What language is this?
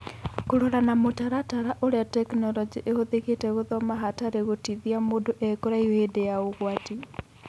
Kikuyu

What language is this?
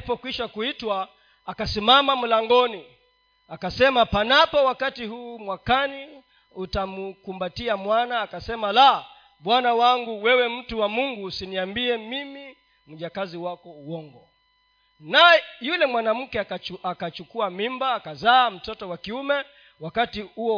Swahili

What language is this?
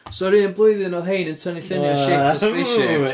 Welsh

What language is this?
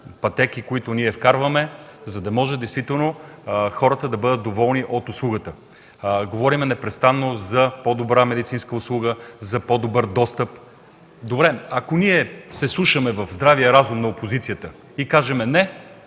Bulgarian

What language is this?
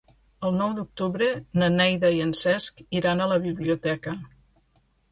Catalan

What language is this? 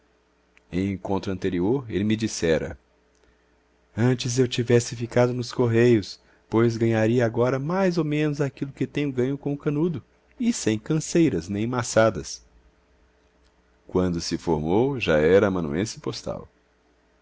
Portuguese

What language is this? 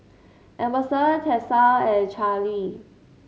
English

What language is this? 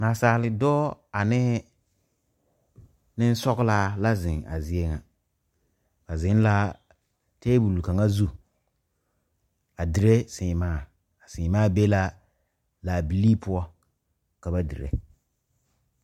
Southern Dagaare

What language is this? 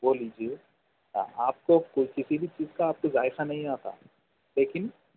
Urdu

